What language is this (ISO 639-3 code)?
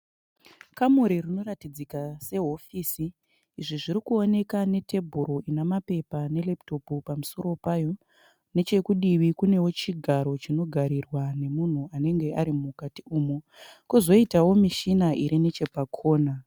sna